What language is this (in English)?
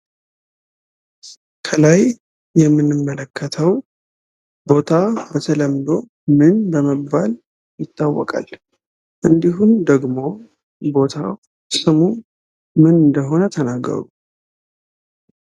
Amharic